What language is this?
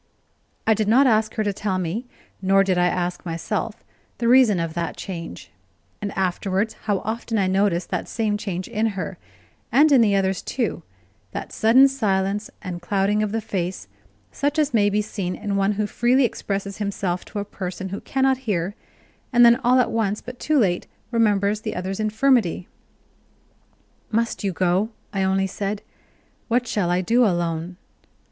English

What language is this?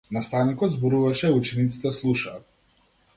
Macedonian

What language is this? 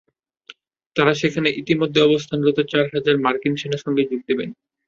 Bangla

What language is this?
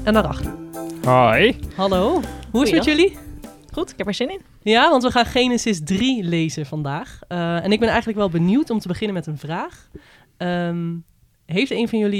Dutch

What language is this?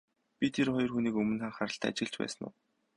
Mongolian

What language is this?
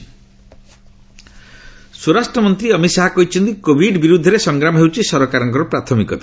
Odia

